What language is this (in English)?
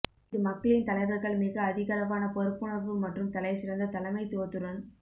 Tamil